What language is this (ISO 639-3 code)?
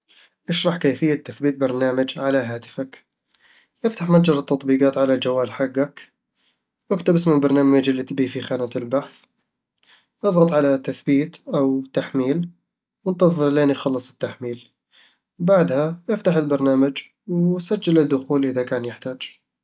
avl